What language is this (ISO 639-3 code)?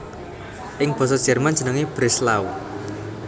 jav